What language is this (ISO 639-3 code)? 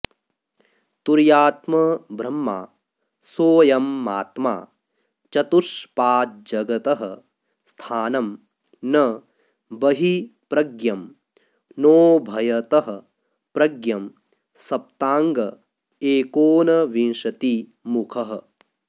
san